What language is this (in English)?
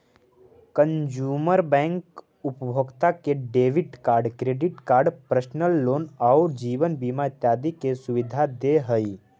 Magahi